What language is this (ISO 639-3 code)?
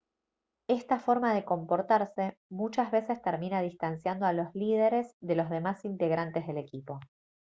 spa